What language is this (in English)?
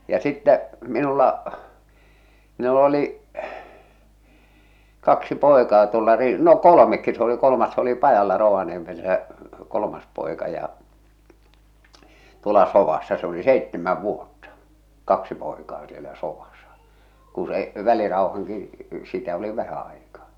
Finnish